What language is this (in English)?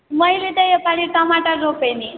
Nepali